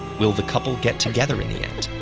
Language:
English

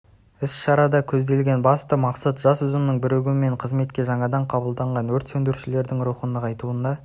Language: Kazakh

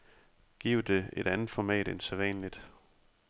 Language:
Danish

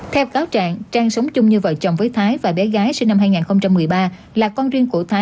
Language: Vietnamese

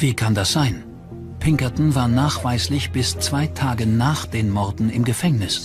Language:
German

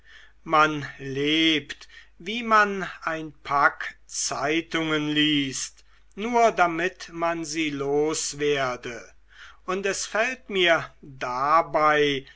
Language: German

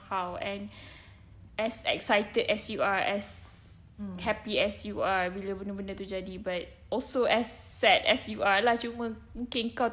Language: Malay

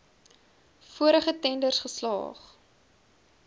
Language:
Afrikaans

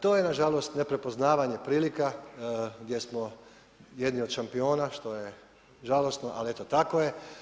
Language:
Croatian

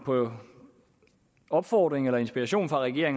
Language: Danish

